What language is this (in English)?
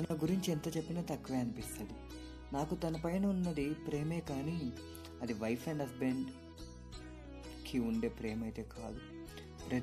Telugu